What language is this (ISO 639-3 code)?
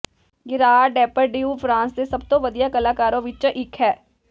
pan